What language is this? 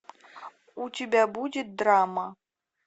Russian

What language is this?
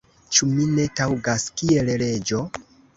Esperanto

